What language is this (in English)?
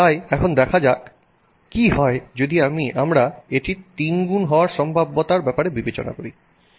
Bangla